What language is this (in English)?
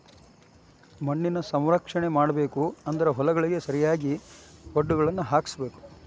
Kannada